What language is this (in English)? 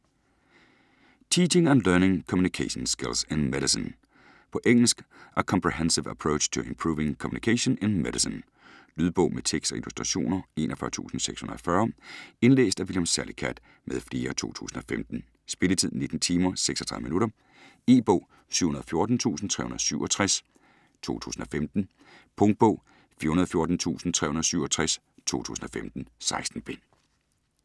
Danish